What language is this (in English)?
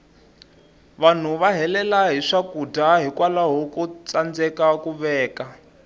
Tsonga